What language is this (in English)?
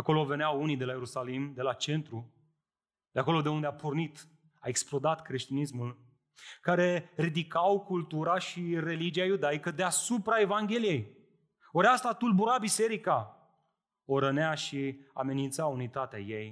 Romanian